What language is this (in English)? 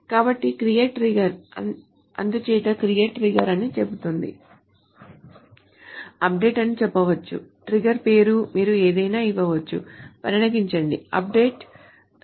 Telugu